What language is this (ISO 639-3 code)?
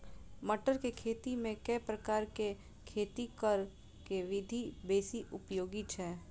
mai